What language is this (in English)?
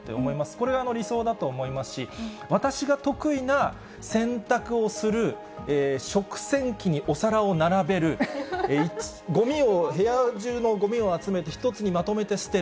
Japanese